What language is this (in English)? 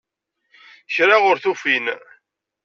Kabyle